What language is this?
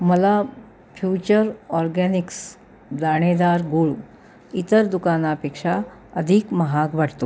Marathi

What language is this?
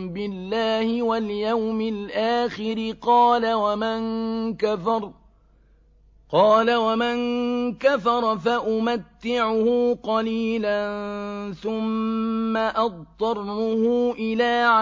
Arabic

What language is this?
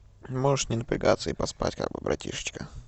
Russian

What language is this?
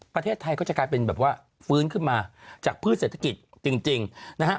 Thai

